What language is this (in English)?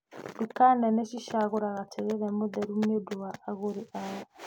Kikuyu